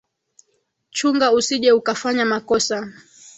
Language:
Swahili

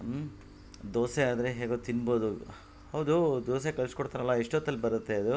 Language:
Kannada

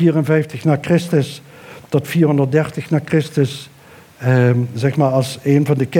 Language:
Dutch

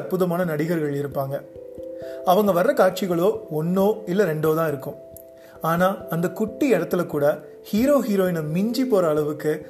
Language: Tamil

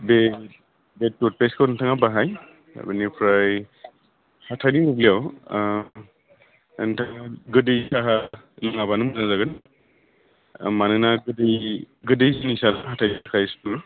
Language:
Bodo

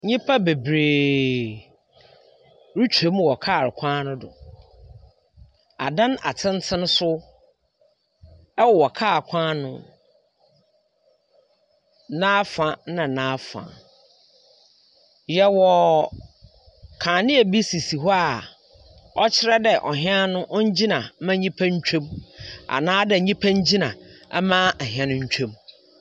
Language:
Akan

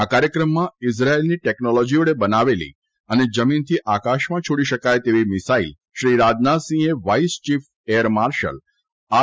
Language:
Gujarati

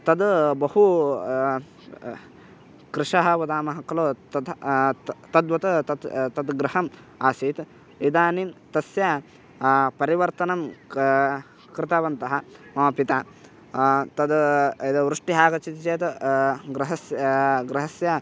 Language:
Sanskrit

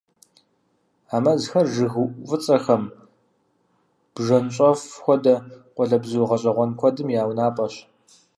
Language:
Kabardian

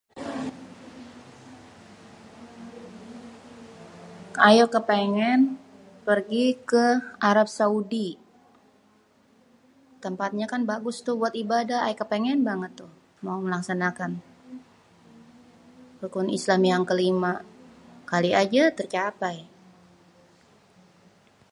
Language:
Betawi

